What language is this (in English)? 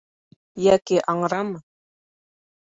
Bashkir